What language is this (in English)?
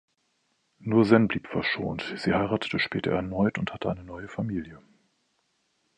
German